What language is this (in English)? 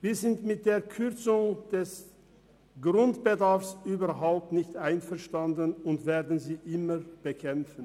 Swiss German